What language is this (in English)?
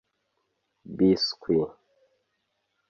Kinyarwanda